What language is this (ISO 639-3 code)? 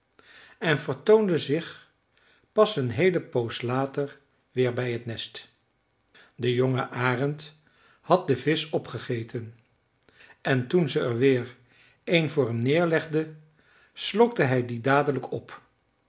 nld